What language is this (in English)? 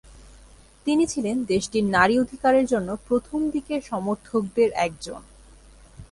Bangla